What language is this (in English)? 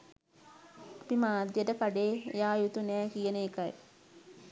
Sinhala